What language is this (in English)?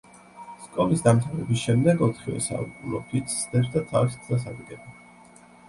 Georgian